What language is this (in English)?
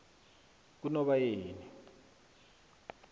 South Ndebele